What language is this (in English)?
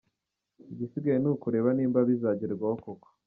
Kinyarwanda